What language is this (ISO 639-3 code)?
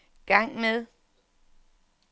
dan